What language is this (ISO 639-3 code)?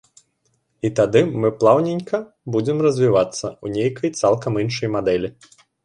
bel